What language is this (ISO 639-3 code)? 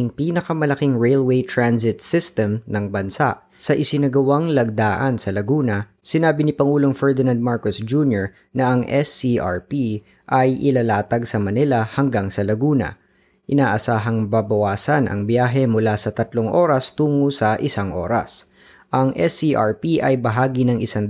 fil